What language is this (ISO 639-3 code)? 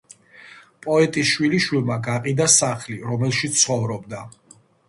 kat